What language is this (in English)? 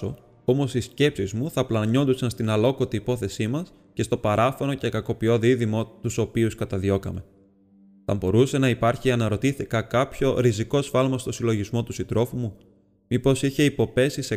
Greek